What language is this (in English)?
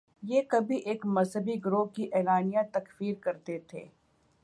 Urdu